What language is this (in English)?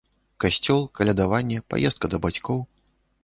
Belarusian